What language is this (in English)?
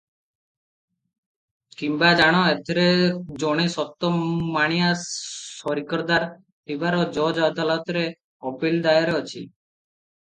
Odia